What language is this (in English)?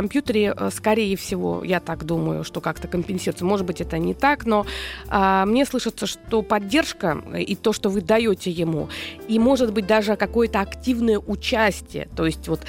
Russian